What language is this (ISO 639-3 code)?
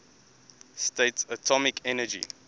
eng